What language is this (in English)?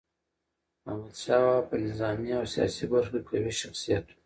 Pashto